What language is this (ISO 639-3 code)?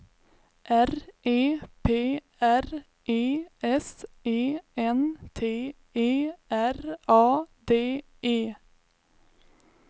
swe